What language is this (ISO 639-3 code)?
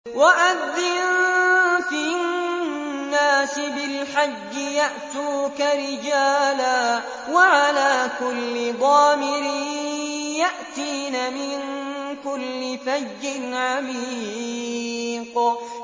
ara